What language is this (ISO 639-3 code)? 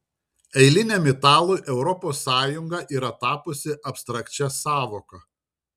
lit